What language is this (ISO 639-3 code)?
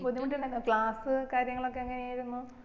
mal